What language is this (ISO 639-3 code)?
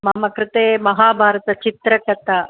san